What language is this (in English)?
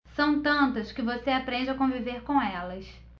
Portuguese